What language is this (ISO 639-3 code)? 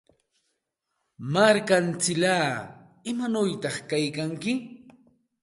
qxt